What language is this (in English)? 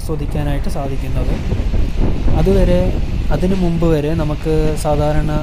Thai